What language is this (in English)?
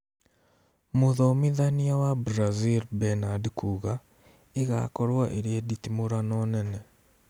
Kikuyu